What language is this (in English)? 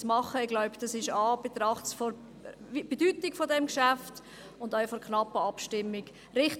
Swiss German